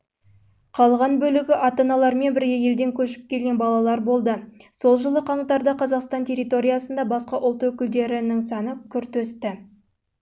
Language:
Kazakh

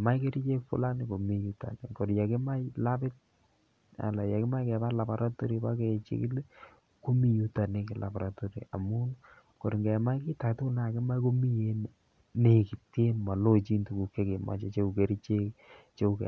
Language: Kalenjin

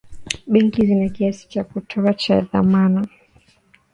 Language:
Swahili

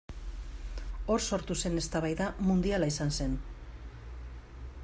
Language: Basque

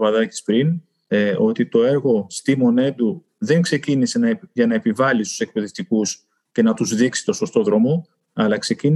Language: Greek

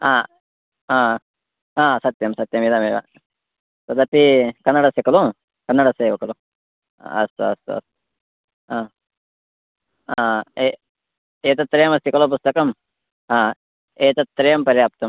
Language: Sanskrit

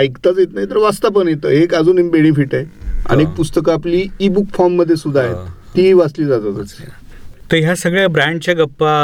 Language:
Marathi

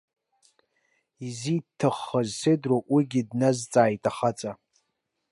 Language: Abkhazian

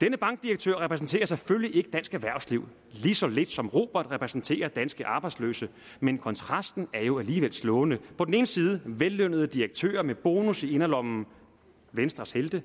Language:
Danish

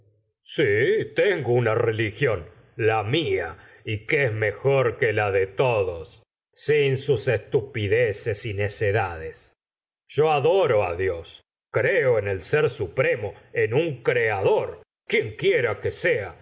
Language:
Spanish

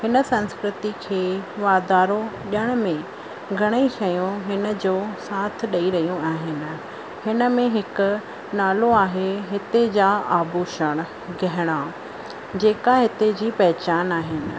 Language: Sindhi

